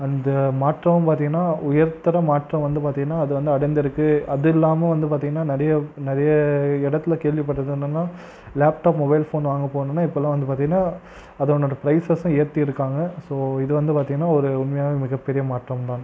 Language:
Tamil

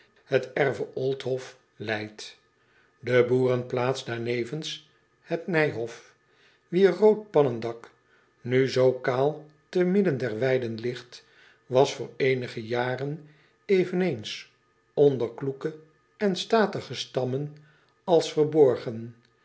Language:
Dutch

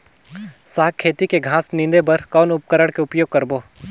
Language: Chhattisgarhi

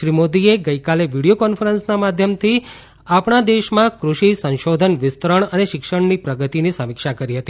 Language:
Gujarati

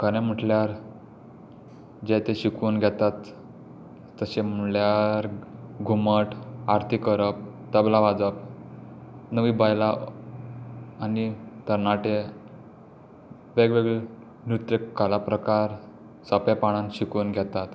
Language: Konkani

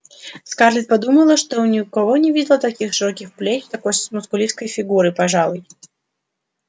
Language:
Russian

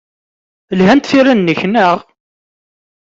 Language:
Kabyle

